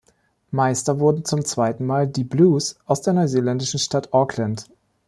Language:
German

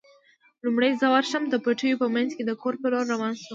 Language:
Pashto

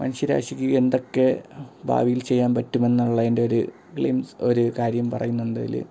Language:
Malayalam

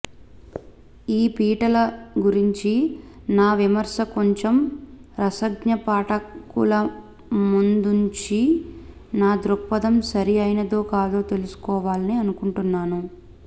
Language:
Telugu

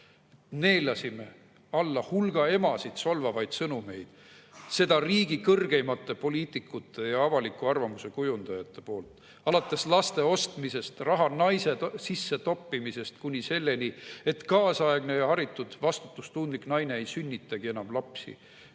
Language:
Estonian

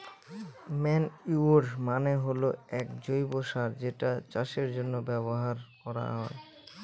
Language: Bangla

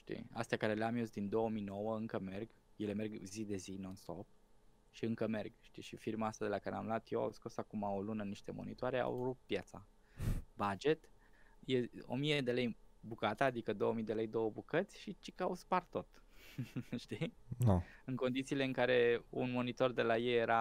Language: Romanian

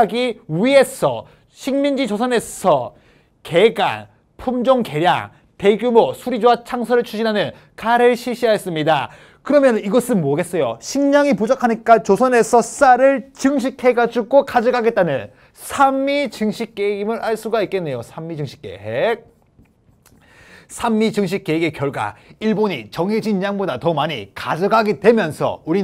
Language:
Korean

